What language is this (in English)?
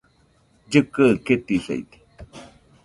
Nüpode Huitoto